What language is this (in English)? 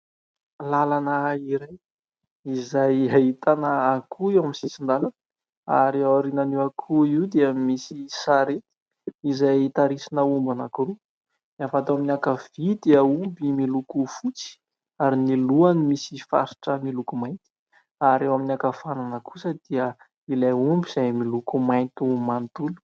Malagasy